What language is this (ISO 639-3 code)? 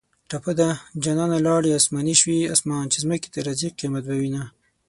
pus